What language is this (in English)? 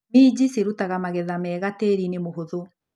Kikuyu